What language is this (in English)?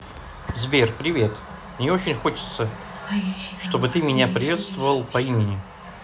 Russian